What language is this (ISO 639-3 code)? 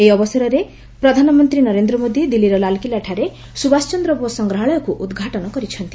ori